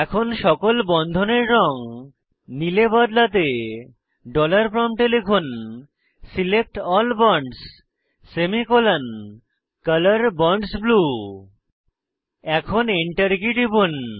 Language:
Bangla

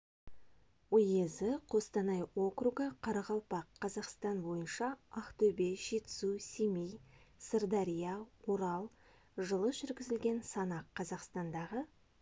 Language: Kazakh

